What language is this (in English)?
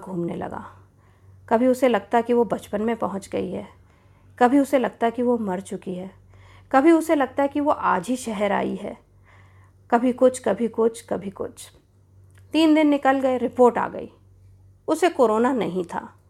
Hindi